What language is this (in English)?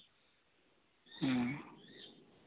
Santali